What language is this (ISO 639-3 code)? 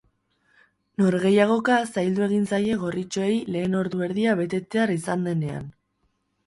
eus